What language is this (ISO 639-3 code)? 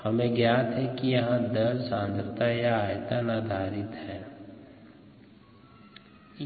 hin